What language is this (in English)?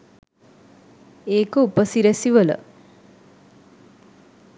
Sinhala